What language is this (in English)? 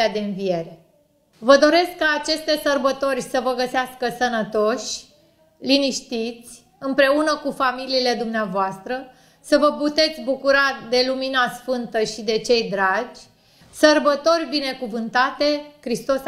Romanian